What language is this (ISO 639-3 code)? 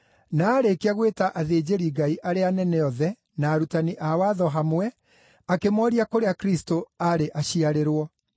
kik